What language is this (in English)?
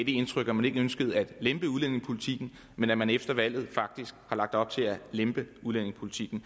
Danish